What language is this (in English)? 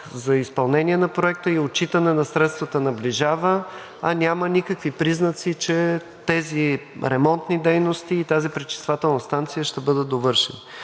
Bulgarian